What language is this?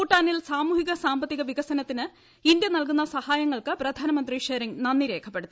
Malayalam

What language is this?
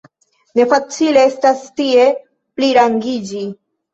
Esperanto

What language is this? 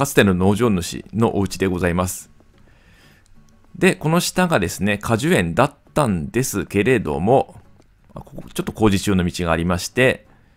Japanese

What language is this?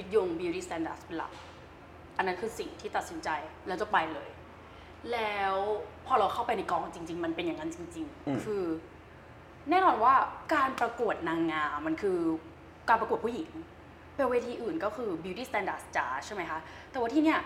Thai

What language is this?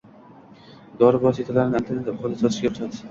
Uzbek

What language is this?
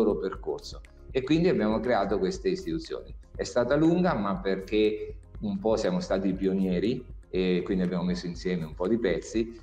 Italian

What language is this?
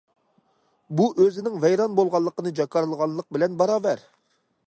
Uyghur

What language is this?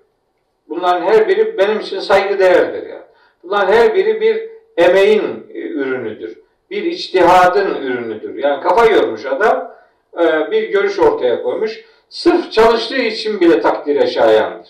Turkish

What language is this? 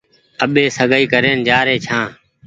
Goaria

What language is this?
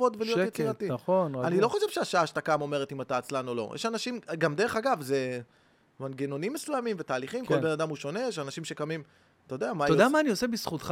Hebrew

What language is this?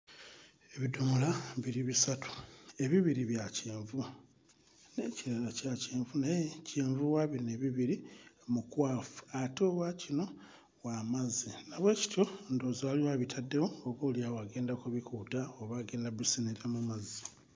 Ganda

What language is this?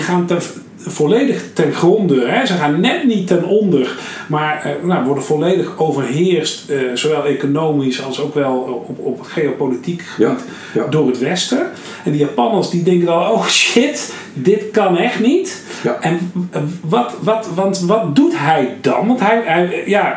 Dutch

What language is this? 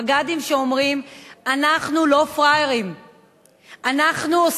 Hebrew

